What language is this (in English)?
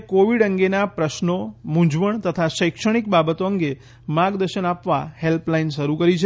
Gujarati